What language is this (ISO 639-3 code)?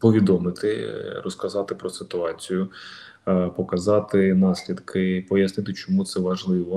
ukr